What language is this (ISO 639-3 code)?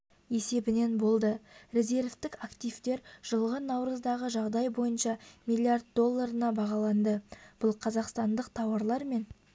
kaz